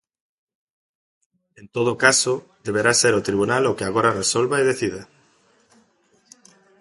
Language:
Galician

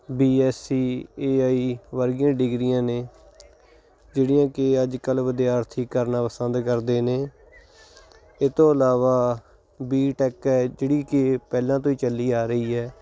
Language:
Punjabi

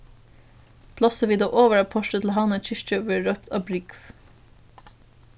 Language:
Faroese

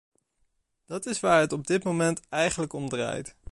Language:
Dutch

